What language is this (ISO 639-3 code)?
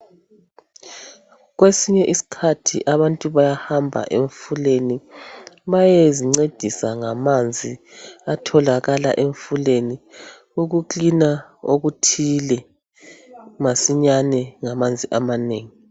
nde